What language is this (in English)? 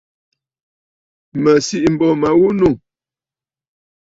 Bafut